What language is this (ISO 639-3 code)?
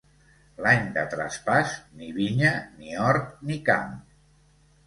cat